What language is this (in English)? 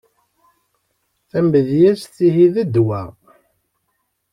Kabyle